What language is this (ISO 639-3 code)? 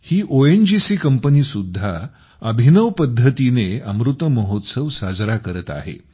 mar